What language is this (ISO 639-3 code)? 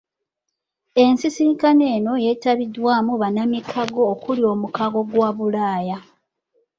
lug